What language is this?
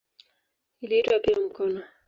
Swahili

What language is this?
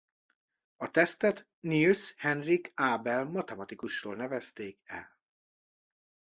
Hungarian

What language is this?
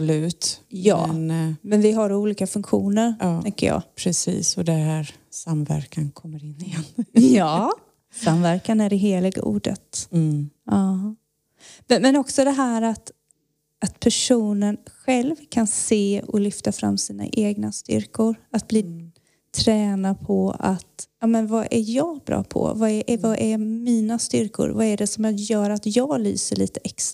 Swedish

